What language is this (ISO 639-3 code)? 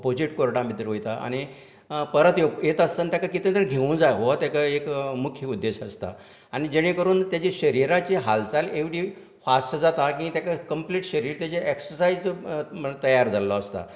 kok